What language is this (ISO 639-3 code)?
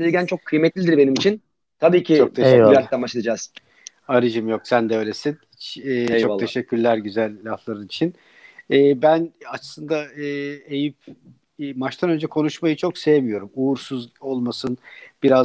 tur